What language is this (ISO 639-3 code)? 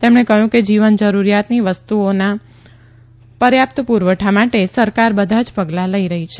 guj